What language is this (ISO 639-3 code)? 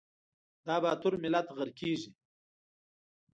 pus